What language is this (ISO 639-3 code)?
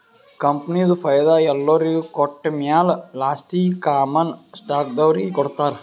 kan